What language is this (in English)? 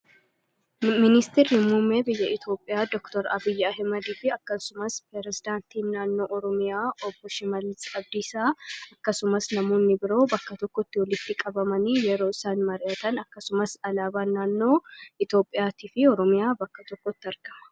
Oromo